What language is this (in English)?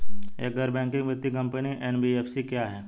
Hindi